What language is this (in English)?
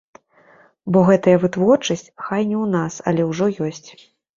Belarusian